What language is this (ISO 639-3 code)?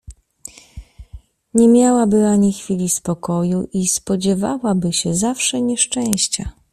pol